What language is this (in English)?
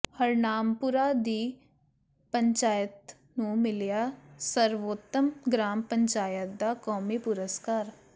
Punjabi